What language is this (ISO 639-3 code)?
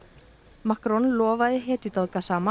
isl